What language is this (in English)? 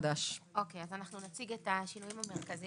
Hebrew